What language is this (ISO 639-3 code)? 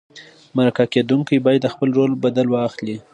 pus